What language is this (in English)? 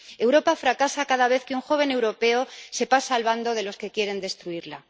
Spanish